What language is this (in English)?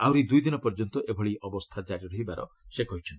Odia